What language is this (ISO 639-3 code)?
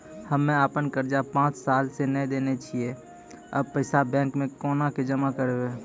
mai